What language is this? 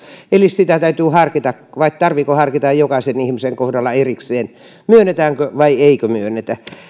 Finnish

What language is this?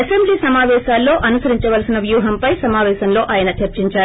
Telugu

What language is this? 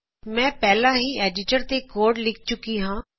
Punjabi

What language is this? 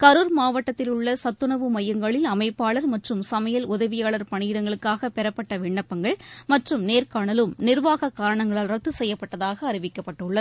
Tamil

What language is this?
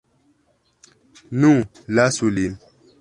Esperanto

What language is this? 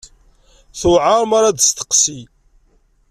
Kabyle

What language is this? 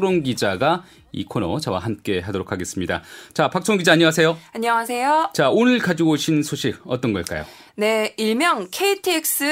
Korean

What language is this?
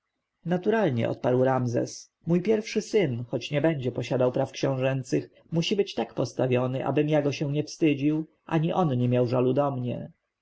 Polish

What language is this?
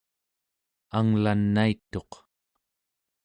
Central Yupik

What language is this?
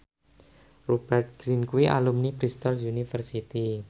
Javanese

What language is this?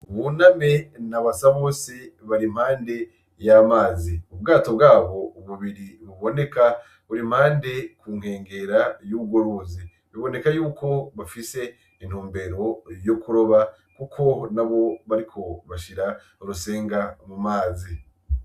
Rundi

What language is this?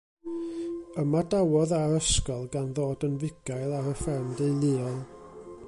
Welsh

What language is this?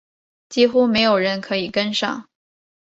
Chinese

